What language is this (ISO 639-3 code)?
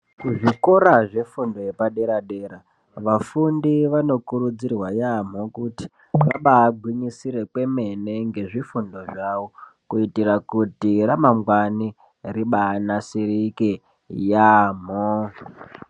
ndc